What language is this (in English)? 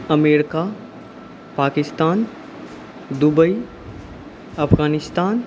Maithili